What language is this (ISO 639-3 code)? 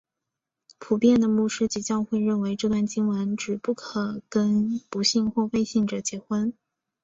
zho